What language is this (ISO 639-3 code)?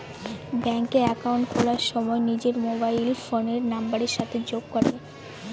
ben